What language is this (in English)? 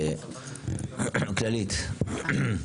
Hebrew